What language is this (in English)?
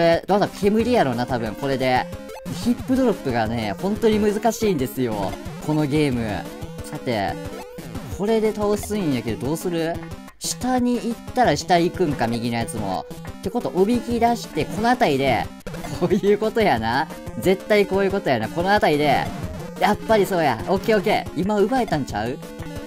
Japanese